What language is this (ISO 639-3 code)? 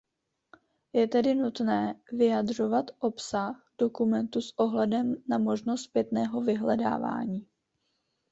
ces